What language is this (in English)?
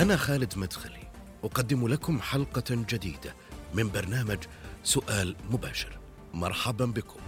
Arabic